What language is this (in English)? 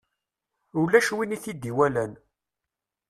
Kabyle